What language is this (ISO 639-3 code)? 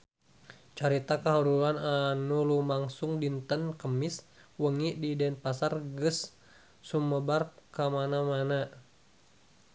sun